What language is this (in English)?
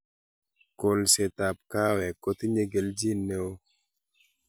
Kalenjin